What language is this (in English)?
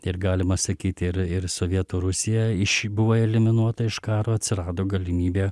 Lithuanian